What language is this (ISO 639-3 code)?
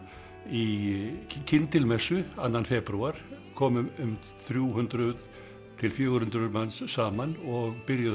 isl